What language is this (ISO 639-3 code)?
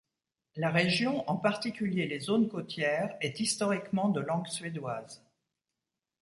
fra